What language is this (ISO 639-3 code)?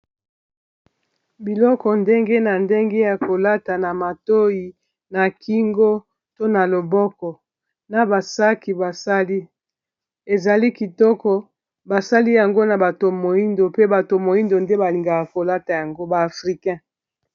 lin